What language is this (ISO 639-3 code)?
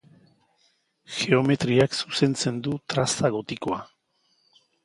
eus